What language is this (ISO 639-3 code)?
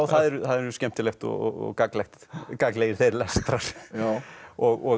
isl